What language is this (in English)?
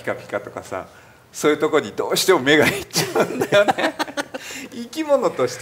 Japanese